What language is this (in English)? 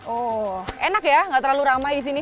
Indonesian